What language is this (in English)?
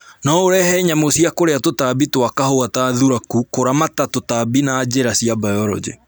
Kikuyu